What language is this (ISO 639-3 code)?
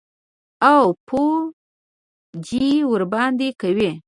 pus